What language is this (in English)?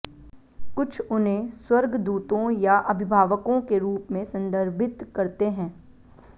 Hindi